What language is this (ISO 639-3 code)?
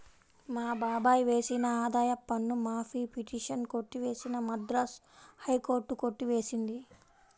tel